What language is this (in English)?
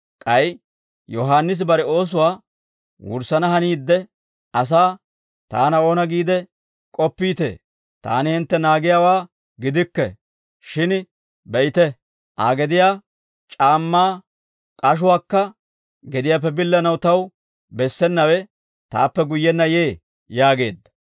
Dawro